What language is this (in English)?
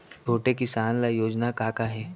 Chhattisgarhi